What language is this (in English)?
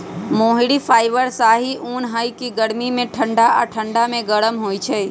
Magahi